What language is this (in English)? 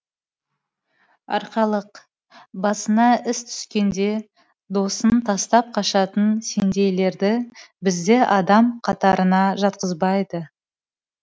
Kazakh